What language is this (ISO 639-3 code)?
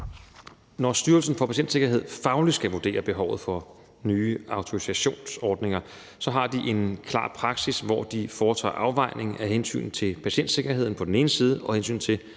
dan